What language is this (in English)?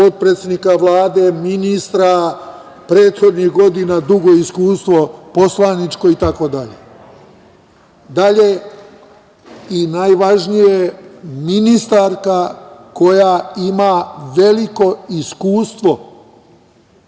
Serbian